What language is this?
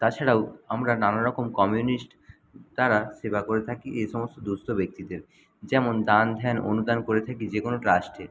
Bangla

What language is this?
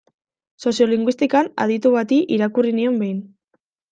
Basque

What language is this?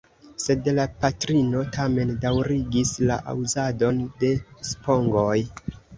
Esperanto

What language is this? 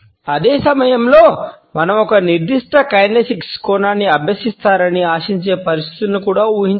Telugu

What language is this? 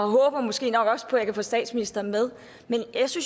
Danish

